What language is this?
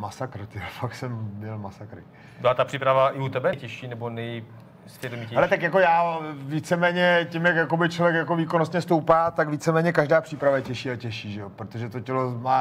Czech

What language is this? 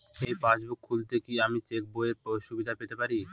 Bangla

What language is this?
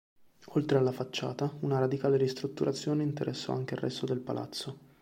Italian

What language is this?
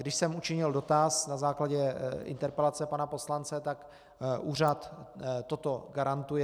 Czech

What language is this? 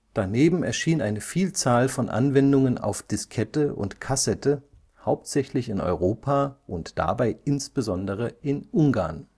German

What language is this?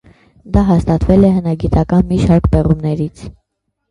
Armenian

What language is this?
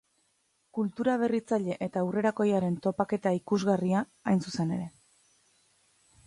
Basque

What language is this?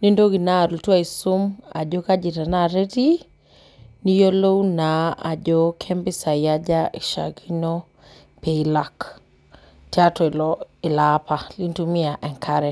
Masai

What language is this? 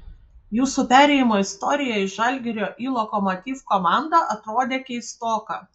Lithuanian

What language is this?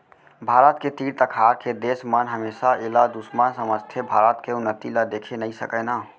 Chhattisgarhi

